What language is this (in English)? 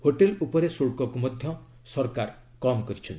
Odia